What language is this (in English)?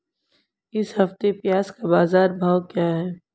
Hindi